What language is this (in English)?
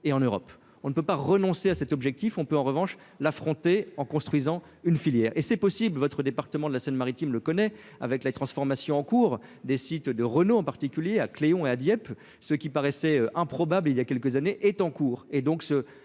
French